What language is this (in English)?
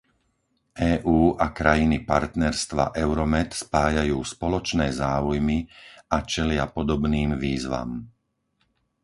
Slovak